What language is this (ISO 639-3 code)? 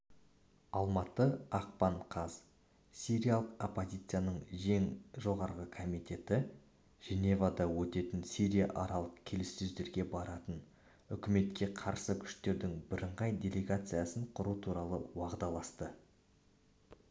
kaz